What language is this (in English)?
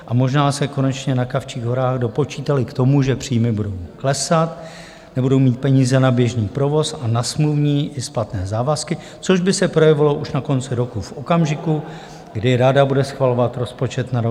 Czech